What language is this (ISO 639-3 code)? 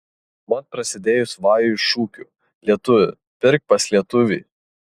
lit